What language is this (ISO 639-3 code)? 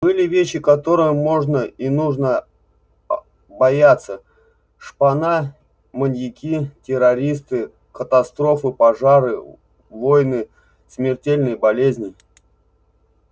rus